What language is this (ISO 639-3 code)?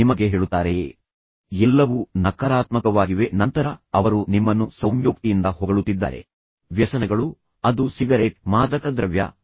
kan